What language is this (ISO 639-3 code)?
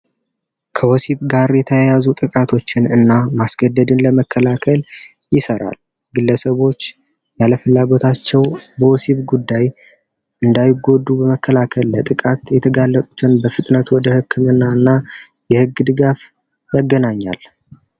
amh